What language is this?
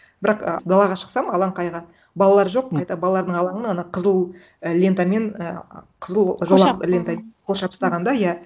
Kazakh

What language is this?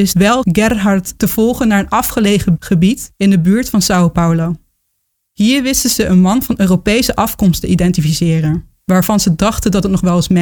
Dutch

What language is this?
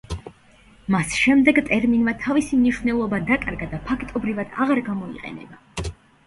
Georgian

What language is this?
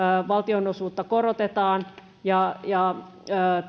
Finnish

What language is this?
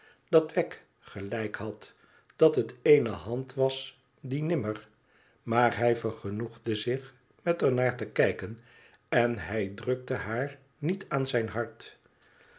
Dutch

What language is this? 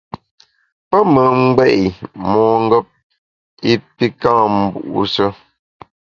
Bamun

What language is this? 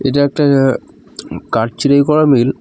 Bangla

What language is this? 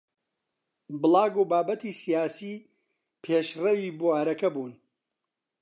Central Kurdish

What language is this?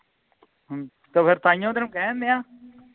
Punjabi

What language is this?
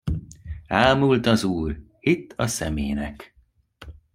Hungarian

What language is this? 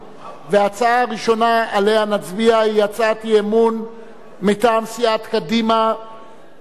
Hebrew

